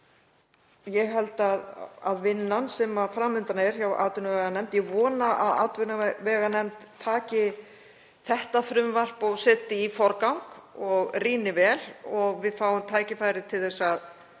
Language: Icelandic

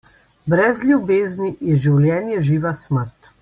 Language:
Slovenian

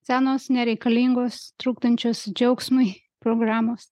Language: Lithuanian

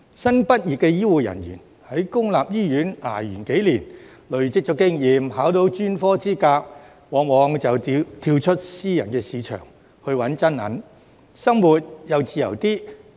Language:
Cantonese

